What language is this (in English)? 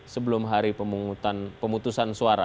Indonesian